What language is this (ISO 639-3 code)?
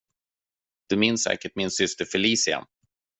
swe